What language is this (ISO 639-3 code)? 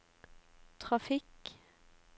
nor